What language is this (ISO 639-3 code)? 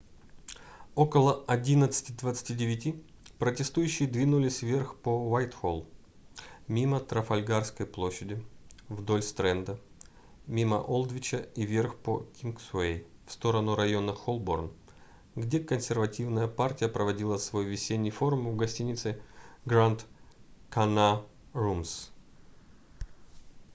rus